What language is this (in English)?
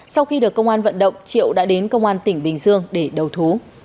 Vietnamese